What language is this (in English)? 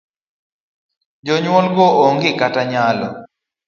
Luo (Kenya and Tanzania)